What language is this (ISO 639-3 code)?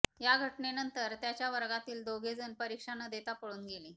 mar